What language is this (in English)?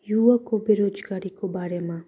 Nepali